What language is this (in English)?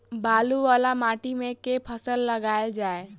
Maithili